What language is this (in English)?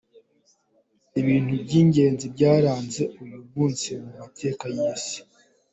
Kinyarwanda